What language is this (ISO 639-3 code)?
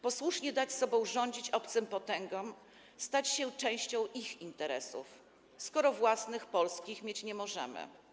pol